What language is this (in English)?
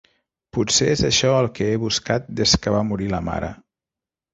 Catalan